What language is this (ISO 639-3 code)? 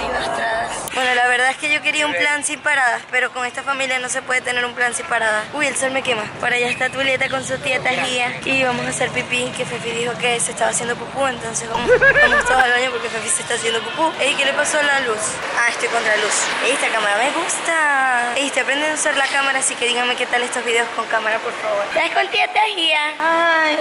spa